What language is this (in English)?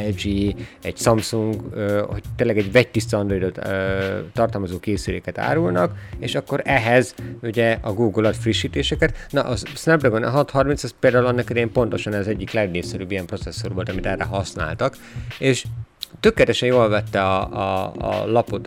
Hungarian